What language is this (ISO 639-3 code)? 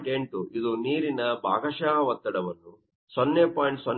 kan